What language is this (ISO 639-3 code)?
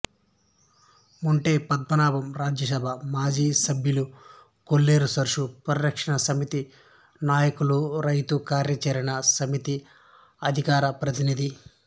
tel